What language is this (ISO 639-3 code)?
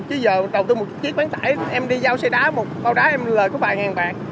vie